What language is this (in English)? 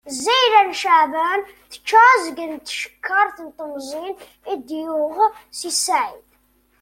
Kabyle